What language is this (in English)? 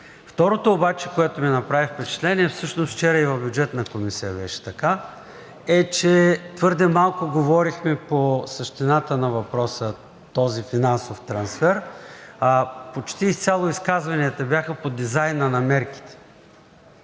Bulgarian